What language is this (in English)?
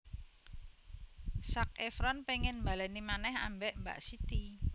Javanese